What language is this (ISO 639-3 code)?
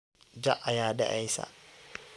som